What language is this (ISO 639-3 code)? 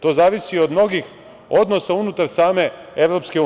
srp